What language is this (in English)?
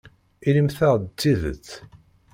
Kabyle